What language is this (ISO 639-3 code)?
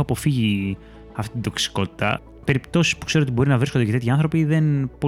ell